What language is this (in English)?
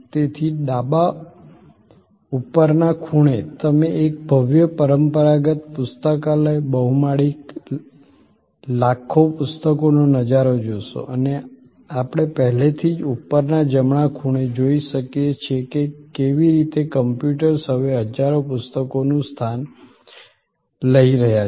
Gujarati